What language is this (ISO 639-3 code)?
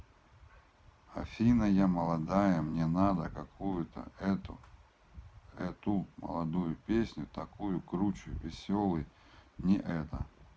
rus